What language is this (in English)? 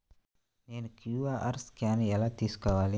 Telugu